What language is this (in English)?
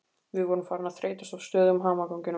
Icelandic